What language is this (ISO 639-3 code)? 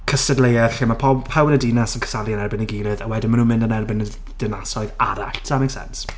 cym